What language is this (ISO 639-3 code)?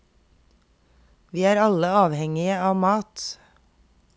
nor